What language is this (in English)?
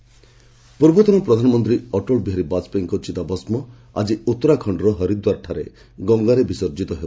Odia